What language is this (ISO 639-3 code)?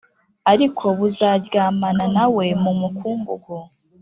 kin